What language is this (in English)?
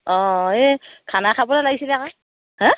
Assamese